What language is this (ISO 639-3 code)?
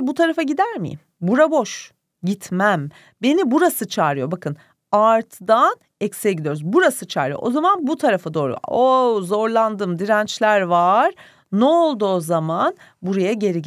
tur